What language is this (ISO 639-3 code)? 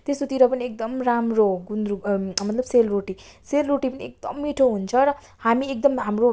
nep